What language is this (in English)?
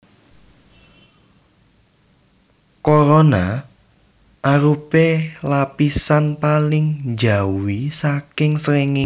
Javanese